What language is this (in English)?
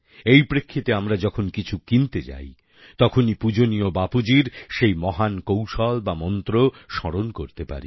Bangla